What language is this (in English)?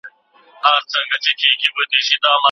Pashto